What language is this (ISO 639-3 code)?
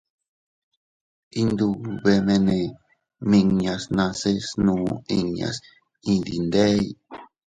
cut